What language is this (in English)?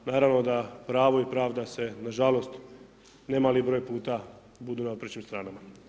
Croatian